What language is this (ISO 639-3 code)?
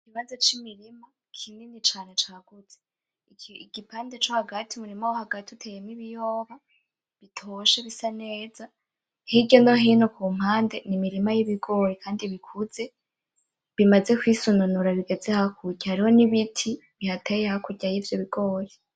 run